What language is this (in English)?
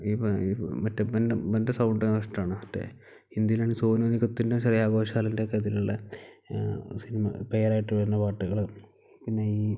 Malayalam